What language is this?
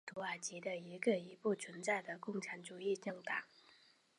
Chinese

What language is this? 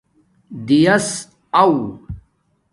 Domaaki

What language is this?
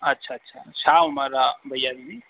Sindhi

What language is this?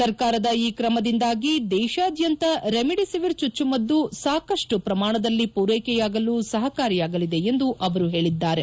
Kannada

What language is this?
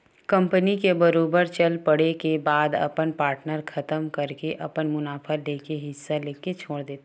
Chhattisgarhi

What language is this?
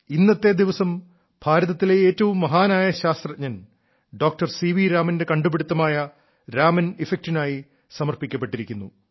Malayalam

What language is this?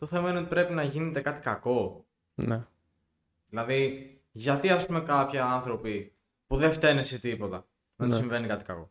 Greek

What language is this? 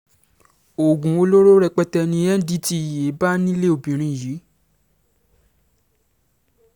Yoruba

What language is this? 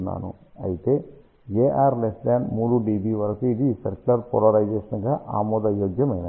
Telugu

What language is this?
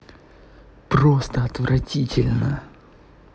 Russian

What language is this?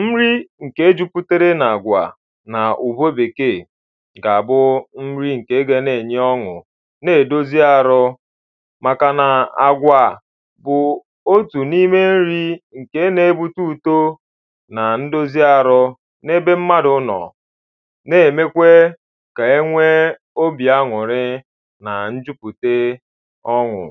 Igbo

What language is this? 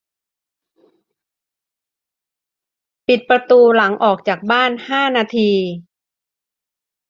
Thai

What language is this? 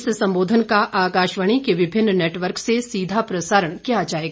Hindi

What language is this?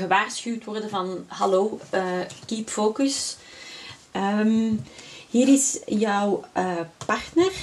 Dutch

